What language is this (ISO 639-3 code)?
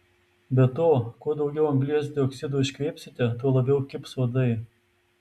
lit